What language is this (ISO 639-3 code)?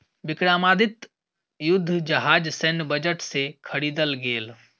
mai